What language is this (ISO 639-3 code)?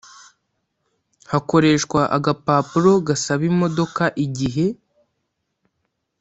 kin